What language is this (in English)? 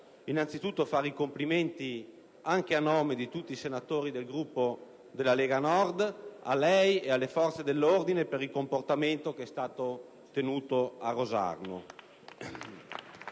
Italian